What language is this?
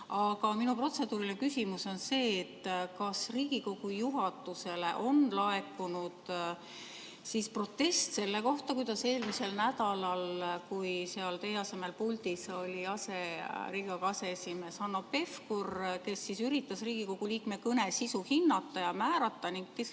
Estonian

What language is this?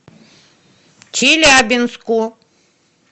Russian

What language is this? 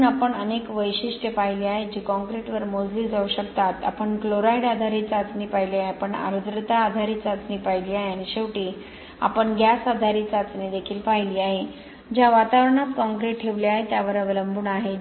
Marathi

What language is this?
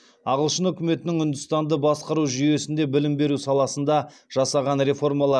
Kazakh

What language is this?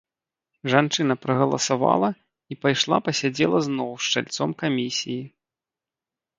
Belarusian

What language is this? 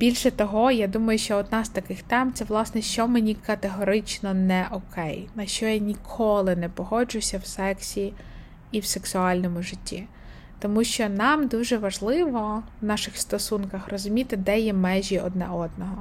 Ukrainian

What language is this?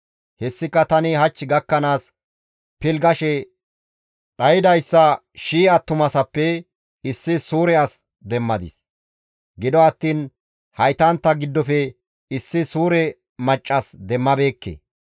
Gamo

